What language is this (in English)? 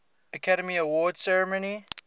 English